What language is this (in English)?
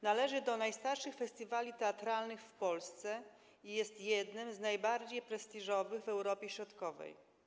Polish